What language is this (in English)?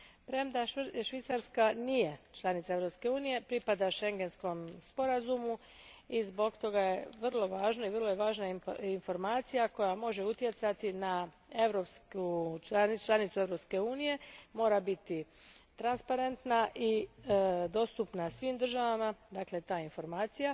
Croatian